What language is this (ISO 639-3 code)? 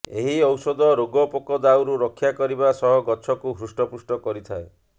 ori